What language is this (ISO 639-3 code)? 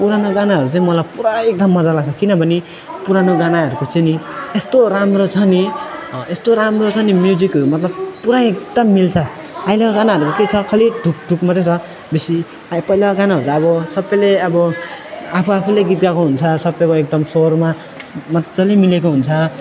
nep